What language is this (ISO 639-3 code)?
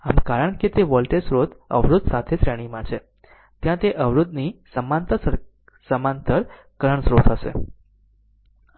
guj